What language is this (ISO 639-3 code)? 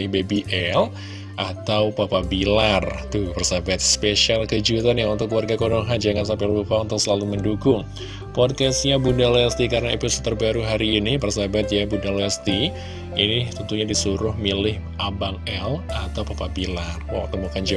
ind